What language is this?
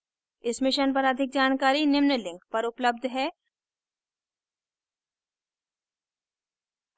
Hindi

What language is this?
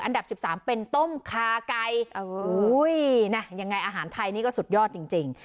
Thai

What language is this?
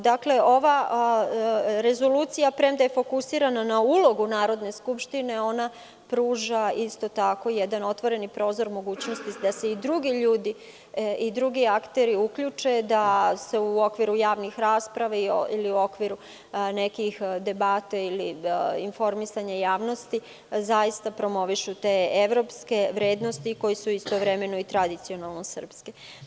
Serbian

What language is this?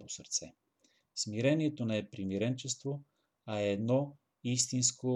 Bulgarian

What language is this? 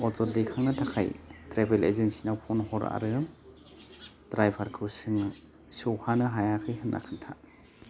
Bodo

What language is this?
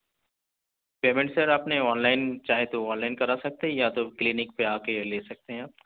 Urdu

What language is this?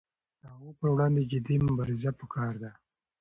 Pashto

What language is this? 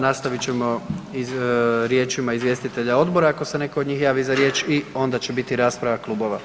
Croatian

